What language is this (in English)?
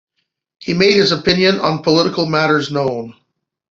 English